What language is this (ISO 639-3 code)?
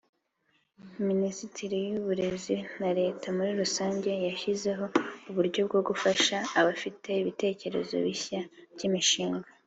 kin